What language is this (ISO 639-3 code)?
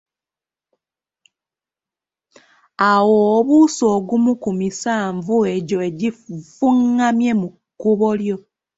lug